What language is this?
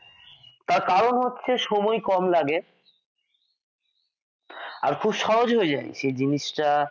Bangla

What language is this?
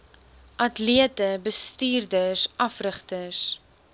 Afrikaans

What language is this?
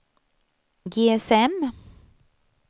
Swedish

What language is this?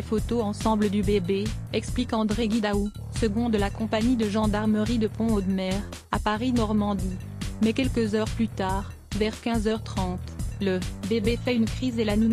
French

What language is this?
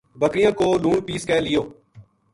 Gujari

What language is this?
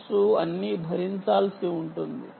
Telugu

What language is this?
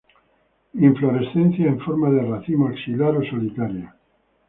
Spanish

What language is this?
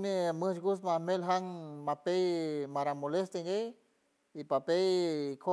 San Francisco Del Mar Huave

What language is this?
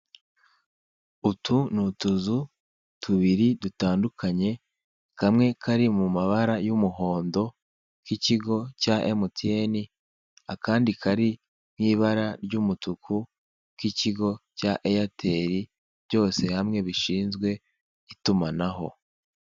Kinyarwanda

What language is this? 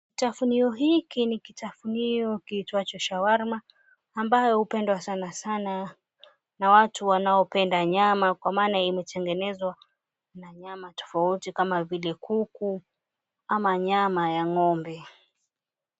Swahili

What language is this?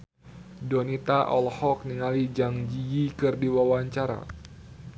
Sundanese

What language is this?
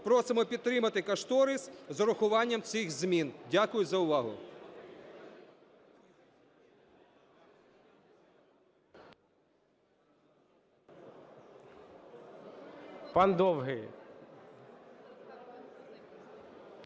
Ukrainian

